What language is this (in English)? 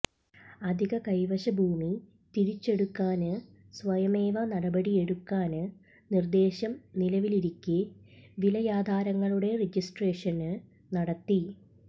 Malayalam